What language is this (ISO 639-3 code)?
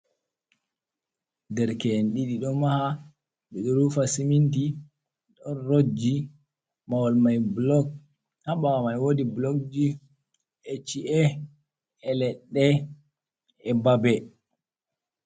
ful